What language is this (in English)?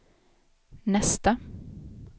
Swedish